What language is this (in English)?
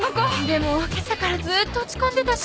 Japanese